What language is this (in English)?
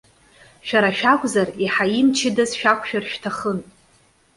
Abkhazian